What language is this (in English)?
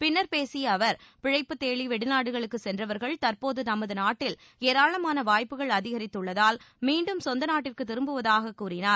Tamil